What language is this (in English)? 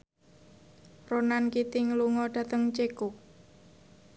Javanese